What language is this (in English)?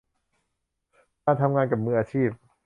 Thai